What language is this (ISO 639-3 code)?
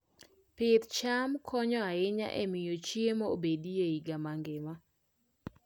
luo